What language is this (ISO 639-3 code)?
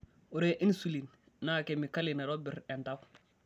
mas